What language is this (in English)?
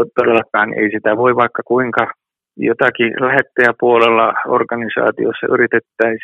Finnish